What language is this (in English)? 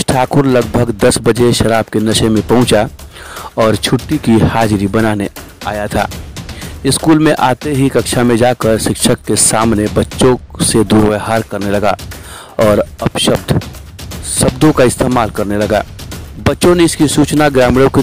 Hindi